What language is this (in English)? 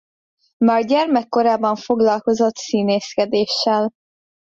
Hungarian